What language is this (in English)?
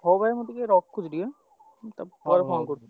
Odia